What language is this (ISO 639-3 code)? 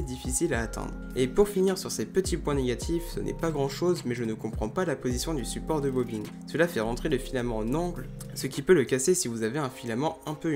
fra